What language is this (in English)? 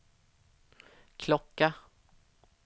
Swedish